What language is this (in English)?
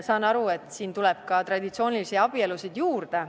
Estonian